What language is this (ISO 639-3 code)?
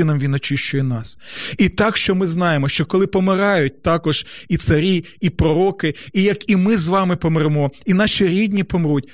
ukr